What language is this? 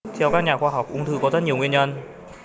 Vietnamese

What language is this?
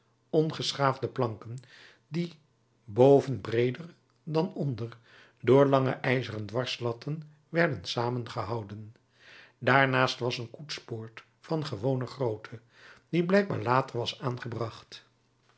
Dutch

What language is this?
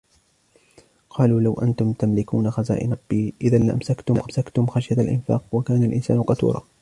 Arabic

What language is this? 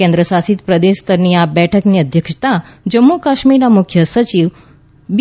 Gujarati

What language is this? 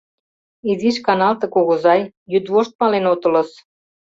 Mari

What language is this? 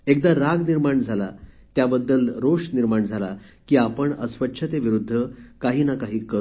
Marathi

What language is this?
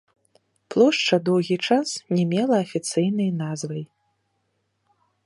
Belarusian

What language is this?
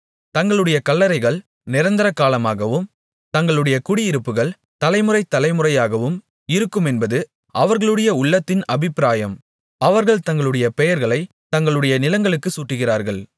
Tamil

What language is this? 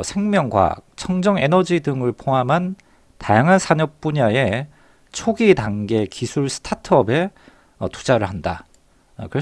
Korean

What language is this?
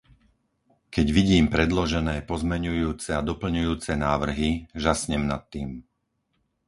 Slovak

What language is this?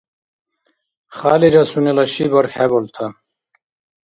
Dargwa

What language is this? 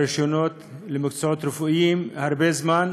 Hebrew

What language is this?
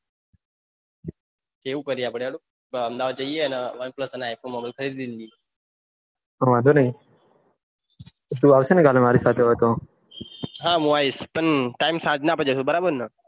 Gujarati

